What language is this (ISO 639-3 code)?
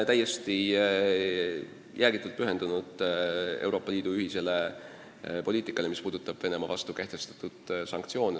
est